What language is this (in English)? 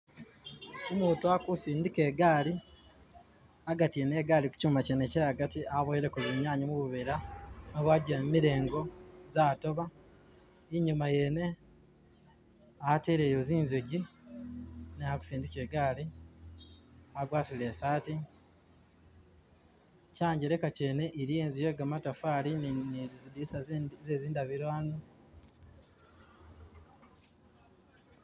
Masaaba